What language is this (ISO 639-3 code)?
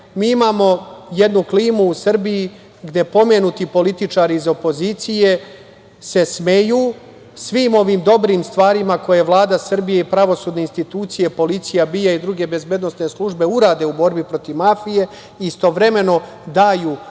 srp